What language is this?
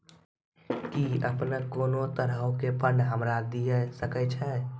Maithili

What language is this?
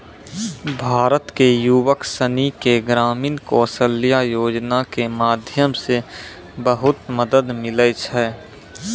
Maithili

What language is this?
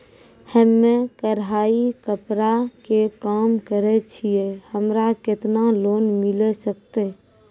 Maithili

